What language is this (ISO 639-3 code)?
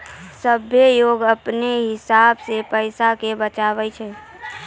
mai